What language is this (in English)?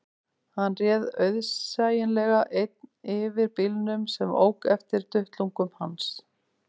Icelandic